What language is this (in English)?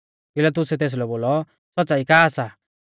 Mahasu Pahari